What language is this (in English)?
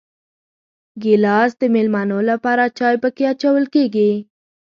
Pashto